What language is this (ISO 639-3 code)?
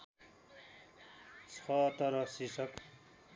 nep